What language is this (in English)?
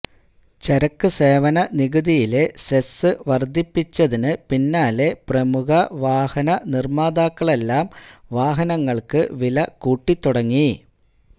Malayalam